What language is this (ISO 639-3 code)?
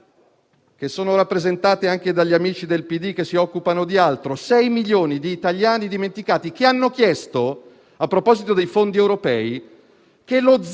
ita